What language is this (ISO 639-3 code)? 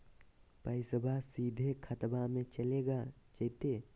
mag